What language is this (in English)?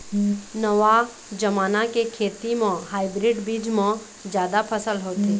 Chhattisgarhi